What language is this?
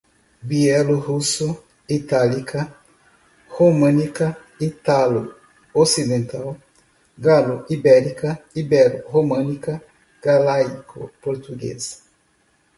Portuguese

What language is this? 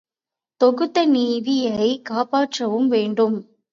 Tamil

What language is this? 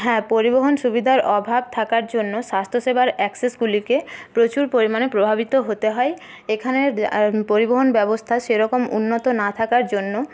Bangla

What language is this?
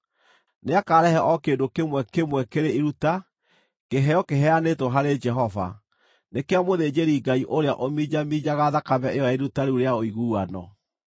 Kikuyu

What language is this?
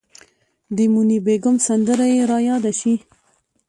Pashto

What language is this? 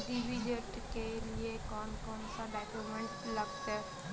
Magahi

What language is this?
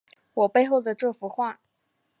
Chinese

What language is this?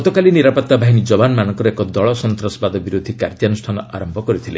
Odia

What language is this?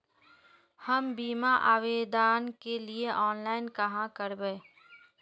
Magahi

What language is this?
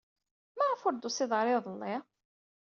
Kabyle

